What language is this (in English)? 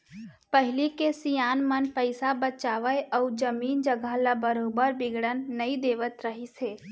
Chhattisgarhi